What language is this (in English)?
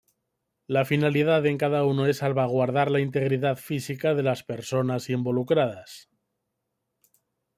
Spanish